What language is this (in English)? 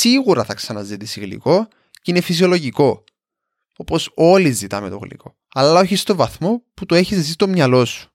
Greek